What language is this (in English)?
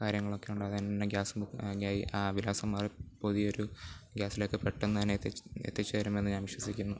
Malayalam